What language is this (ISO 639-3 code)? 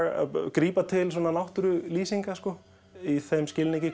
isl